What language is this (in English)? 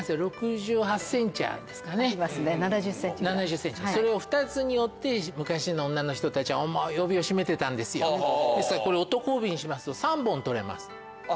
Japanese